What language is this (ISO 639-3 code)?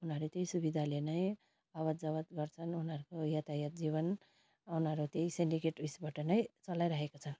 nep